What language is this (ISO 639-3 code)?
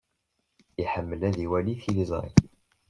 kab